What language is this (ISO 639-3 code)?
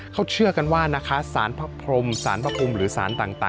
tha